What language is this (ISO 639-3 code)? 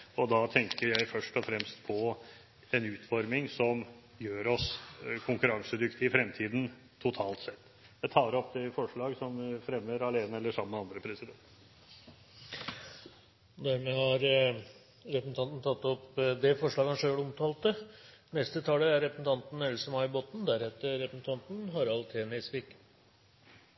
nor